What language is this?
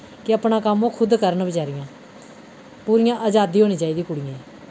Dogri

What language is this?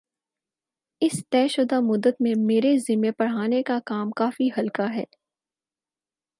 Urdu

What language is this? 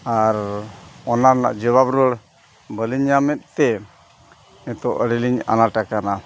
Santali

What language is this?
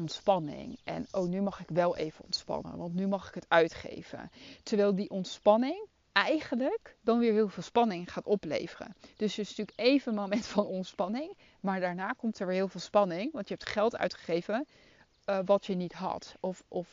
Dutch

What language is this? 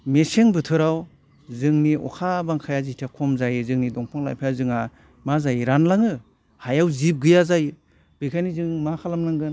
Bodo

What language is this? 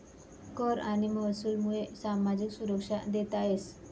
Marathi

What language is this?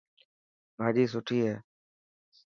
Dhatki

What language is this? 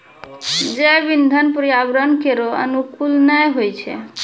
Maithili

